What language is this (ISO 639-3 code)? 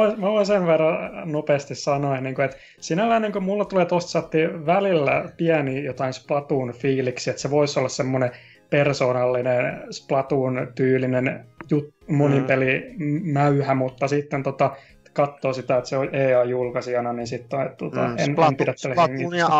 fin